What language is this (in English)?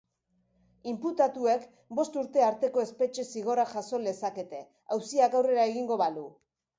Basque